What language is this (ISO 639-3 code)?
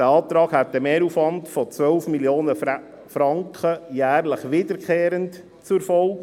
gsw